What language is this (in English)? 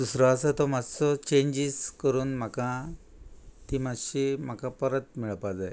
Konkani